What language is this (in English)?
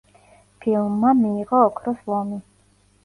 Georgian